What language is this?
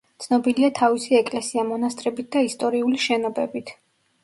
Georgian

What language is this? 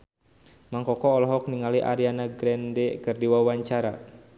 Sundanese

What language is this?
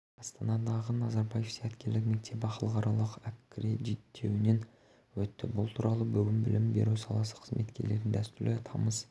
Kazakh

